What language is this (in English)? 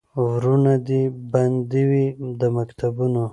Pashto